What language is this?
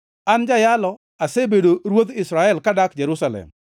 Luo (Kenya and Tanzania)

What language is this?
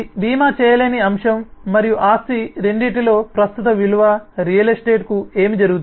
Telugu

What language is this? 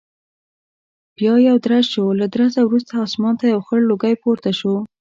Pashto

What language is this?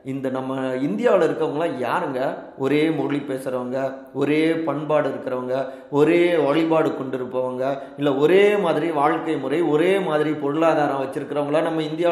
Tamil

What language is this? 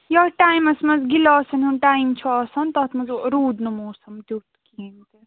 Kashmiri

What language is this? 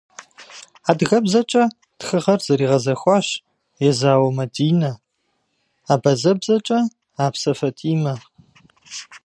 Kabardian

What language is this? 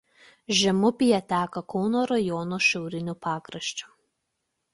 Lithuanian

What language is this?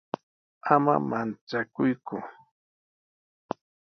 Sihuas Ancash Quechua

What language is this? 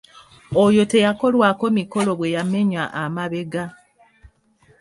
Ganda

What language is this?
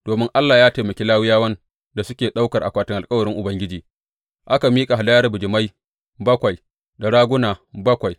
Hausa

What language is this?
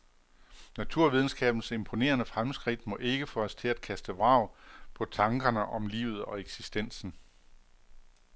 Danish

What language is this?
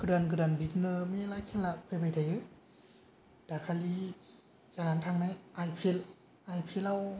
Bodo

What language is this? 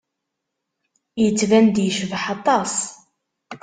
Kabyle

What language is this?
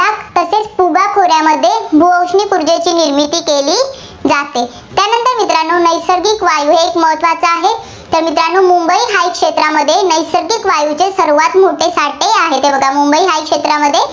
Marathi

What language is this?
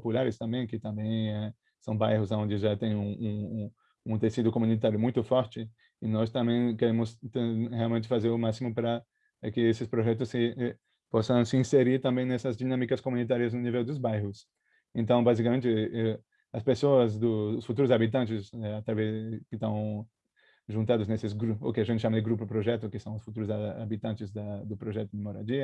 Portuguese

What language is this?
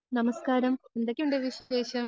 Malayalam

